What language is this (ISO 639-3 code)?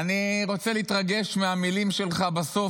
heb